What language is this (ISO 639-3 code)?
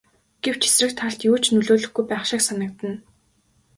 mon